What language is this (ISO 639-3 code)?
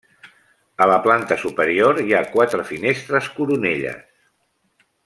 cat